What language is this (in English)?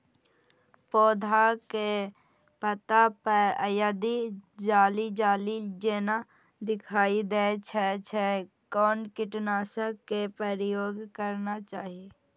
Maithili